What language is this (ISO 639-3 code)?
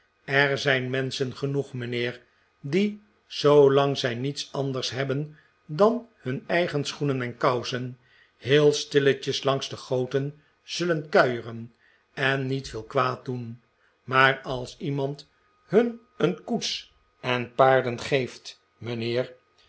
nld